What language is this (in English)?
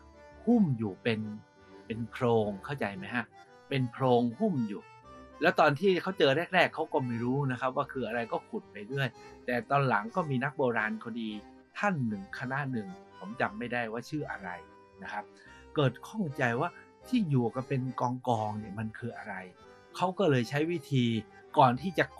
Thai